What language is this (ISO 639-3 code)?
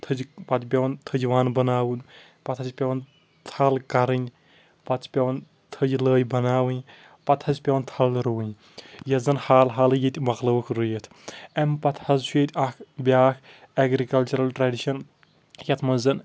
kas